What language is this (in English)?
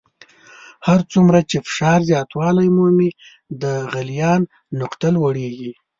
Pashto